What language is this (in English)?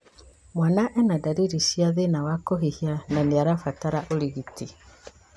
Kikuyu